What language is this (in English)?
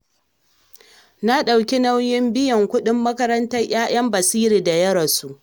Hausa